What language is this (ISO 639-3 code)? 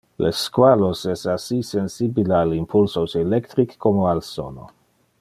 ina